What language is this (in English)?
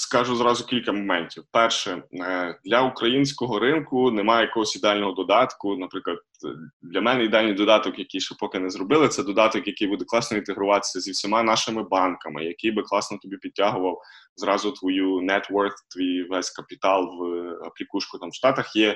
Ukrainian